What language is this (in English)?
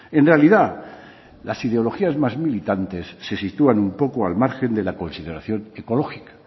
Spanish